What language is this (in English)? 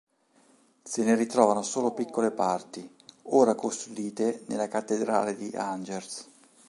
Italian